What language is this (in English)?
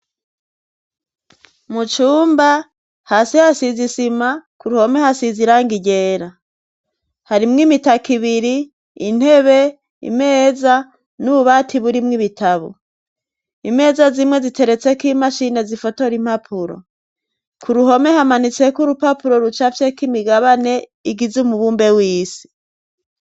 Rundi